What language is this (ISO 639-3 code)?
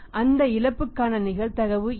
tam